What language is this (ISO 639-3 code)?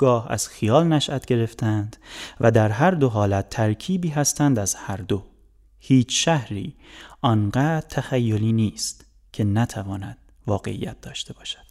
fas